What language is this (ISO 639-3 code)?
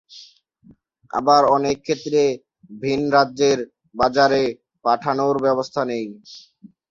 ben